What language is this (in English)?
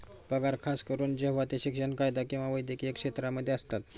Marathi